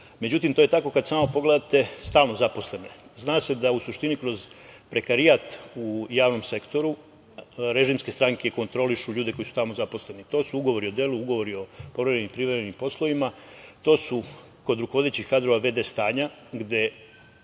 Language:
Serbian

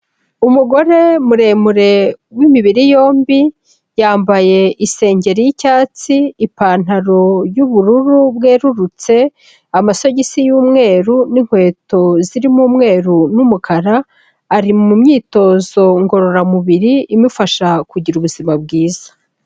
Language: Kinyarwanda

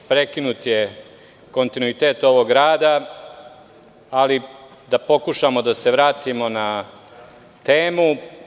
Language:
Serbian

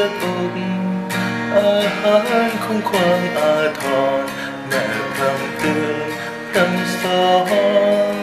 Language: Korean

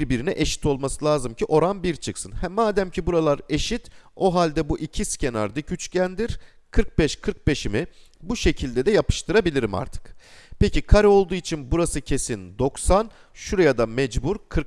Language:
Turkish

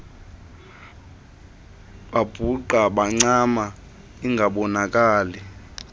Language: Xhosa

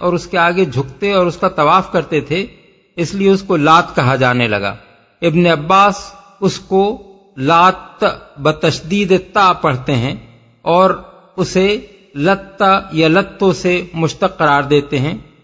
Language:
Urdu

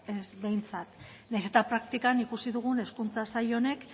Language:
Basque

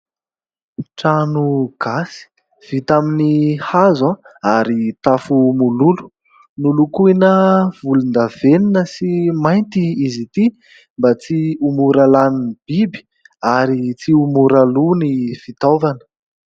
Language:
Malagasy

